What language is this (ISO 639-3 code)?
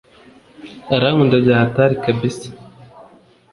kin